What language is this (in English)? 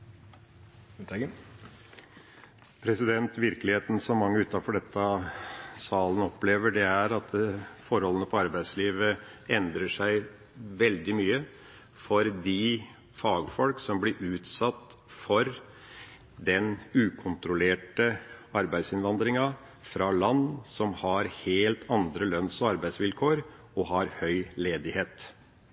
Norwegian Bokmål